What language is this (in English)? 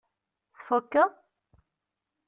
Kabyle